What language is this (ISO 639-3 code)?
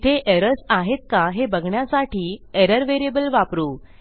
mar